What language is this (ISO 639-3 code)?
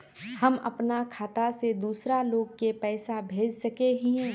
mag